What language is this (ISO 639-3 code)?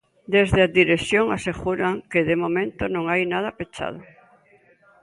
glg